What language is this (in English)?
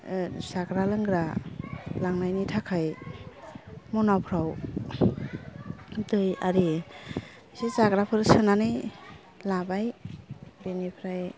Bodo